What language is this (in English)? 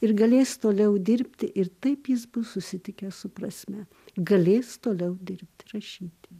Lithuanian